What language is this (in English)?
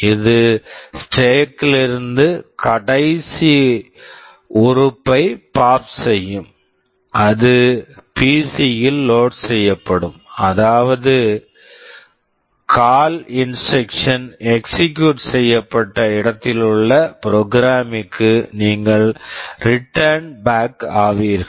Tamil